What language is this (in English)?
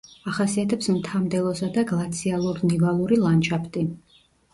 Georgian